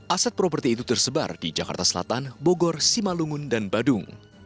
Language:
Indonesian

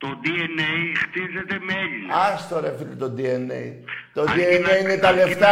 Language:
Greek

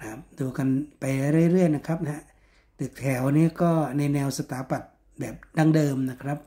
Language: Thai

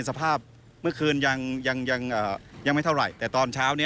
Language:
Thai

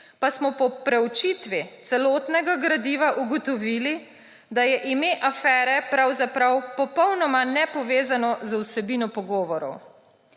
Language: Slovenian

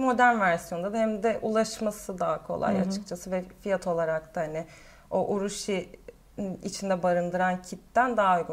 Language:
Turkish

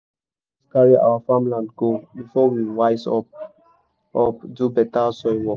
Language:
Nigerian Pidgin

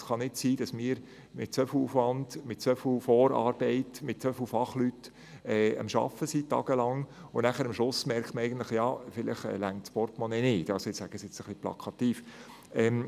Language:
Swiss German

